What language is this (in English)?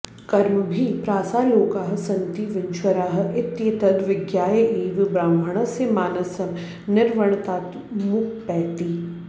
Sanskrit